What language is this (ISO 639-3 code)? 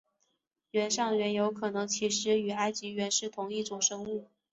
zho